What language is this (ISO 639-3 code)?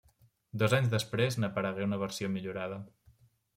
cat